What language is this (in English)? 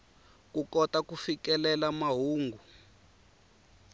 Tsonga